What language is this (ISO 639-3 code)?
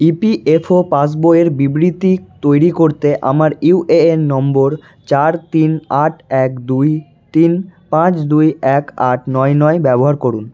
ben